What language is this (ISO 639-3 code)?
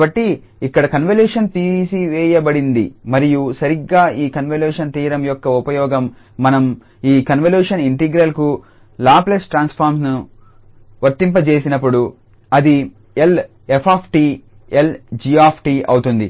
tel